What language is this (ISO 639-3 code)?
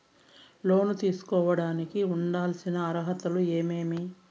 tel